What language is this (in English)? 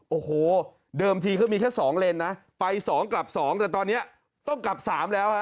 Thai